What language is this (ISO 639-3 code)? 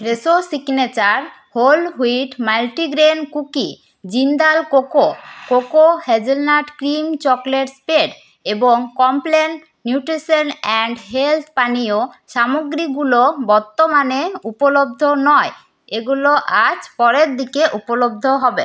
ben